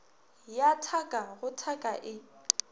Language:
Northern Sotho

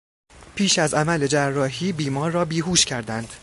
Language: Persian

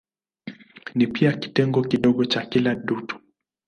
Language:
Swahili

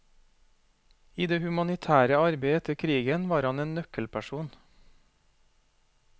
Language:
Norwegian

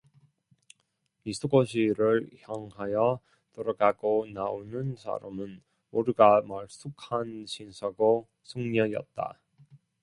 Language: Korean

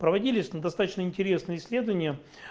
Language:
Russian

